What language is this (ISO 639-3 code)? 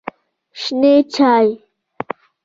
pus